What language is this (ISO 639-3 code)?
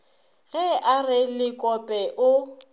nso